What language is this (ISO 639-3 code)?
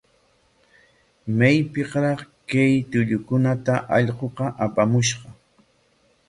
qwa